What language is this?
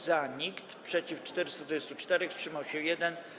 Polish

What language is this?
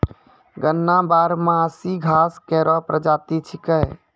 Maithili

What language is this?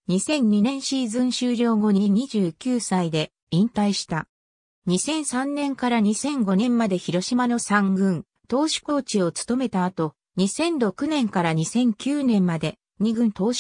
Japanese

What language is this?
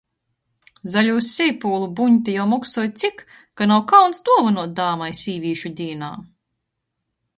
Latgalian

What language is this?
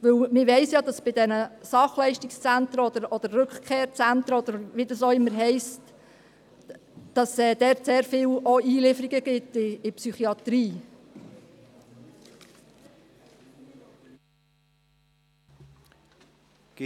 Swiss German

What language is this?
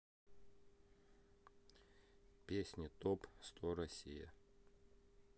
Russian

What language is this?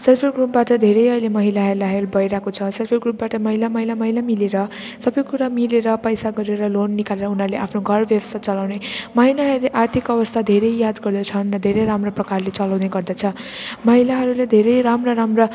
Nepali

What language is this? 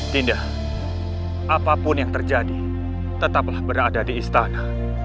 Indonesian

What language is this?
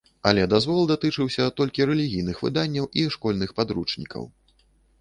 Belarusian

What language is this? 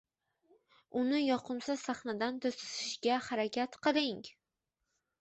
Uzbek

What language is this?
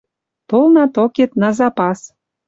Western Mari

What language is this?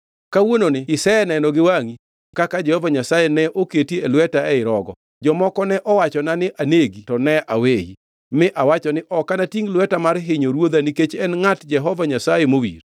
Luo (Kenya and Tanzania)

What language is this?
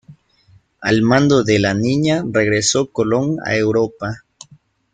Spanish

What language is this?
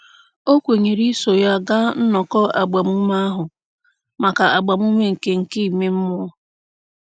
Igbo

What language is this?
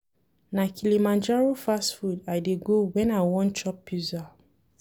Nigerian Pidgin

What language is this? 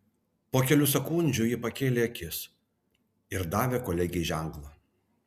Lithuanian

